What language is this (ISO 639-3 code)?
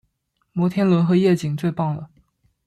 zho